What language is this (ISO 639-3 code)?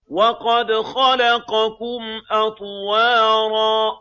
ara